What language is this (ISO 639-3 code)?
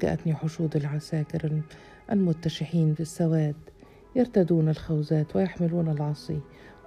ara